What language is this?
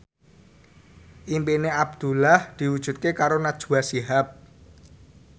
Javanese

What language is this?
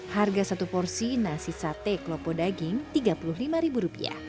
Indonesian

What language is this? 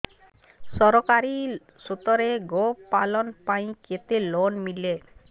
Odia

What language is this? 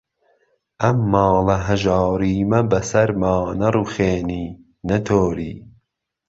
Central Kurdish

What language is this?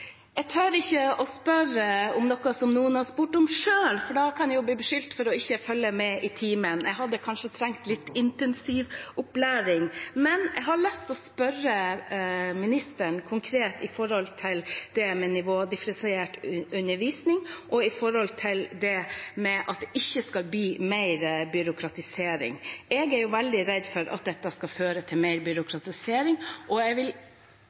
Norwegian Bokmål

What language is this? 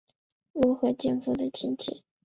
Chinese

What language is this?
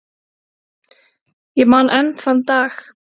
Icelandic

